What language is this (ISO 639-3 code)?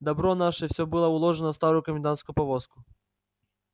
rus